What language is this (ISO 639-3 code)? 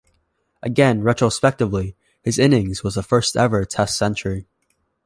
eng